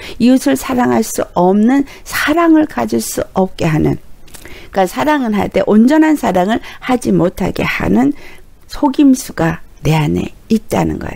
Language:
Korean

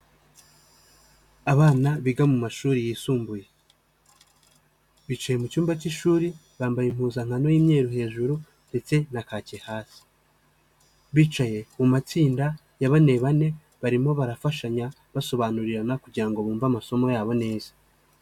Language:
Kinyarwanda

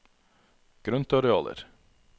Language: Norwegian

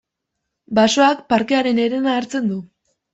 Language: Basque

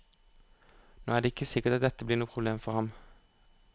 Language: Norwegian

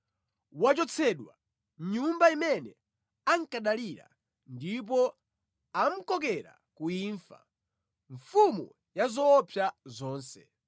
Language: Nyanja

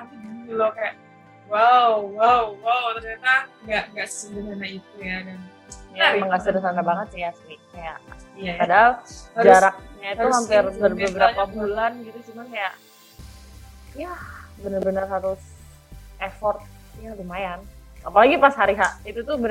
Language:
Indonesian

